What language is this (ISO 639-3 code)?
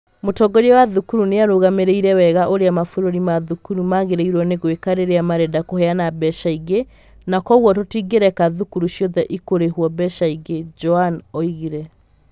kik